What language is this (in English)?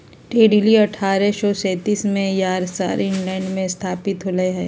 Magahi